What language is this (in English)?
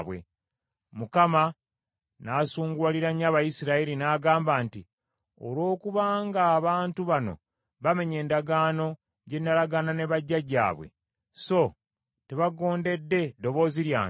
Ganda